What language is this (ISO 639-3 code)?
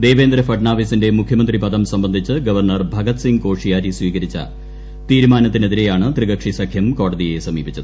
mal